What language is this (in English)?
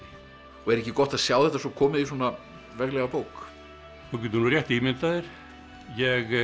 Icelandic